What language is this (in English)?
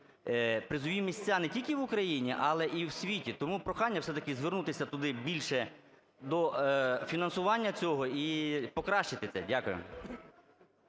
Ukrainian